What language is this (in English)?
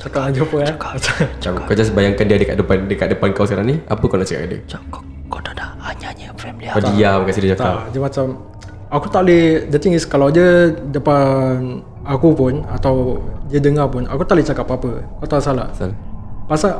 Malay